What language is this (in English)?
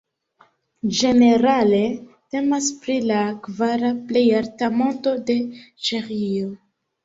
Esperanto